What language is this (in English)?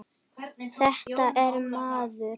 Icelandic